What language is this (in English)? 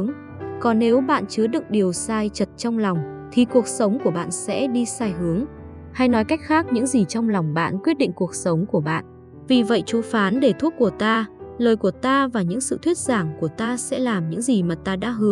Vietnamese